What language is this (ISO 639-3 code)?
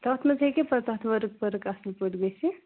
kas